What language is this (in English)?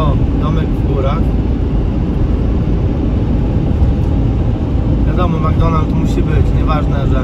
Polish